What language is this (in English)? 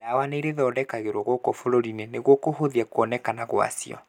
Kikuyu